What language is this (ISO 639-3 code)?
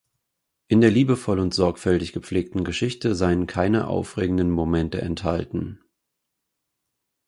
deu